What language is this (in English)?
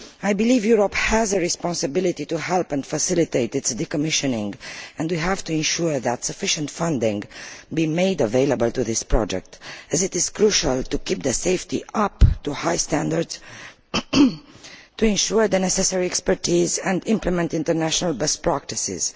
English